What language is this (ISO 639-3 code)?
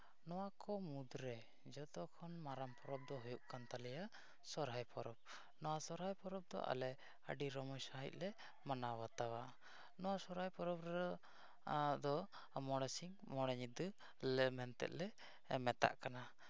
sat